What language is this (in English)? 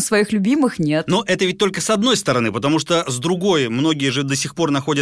Russian